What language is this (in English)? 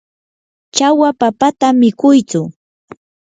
Yanahuanca Pasco Quechua